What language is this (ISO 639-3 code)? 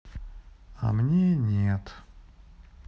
rus